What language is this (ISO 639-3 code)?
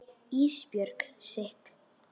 isl